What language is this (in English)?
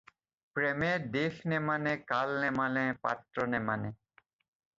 Assamese